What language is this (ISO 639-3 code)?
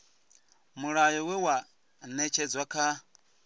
ven